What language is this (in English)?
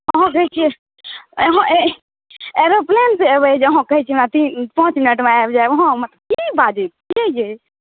Maithili